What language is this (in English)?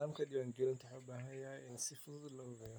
Somali